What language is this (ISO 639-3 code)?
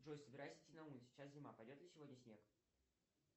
rus